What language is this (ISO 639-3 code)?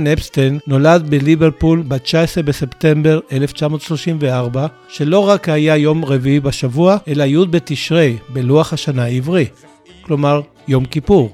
heb